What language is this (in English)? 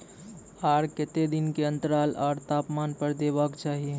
Maithili